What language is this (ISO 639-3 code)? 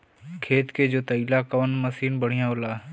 bho